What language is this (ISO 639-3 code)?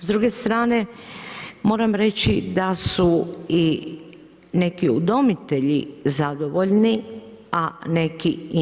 hrv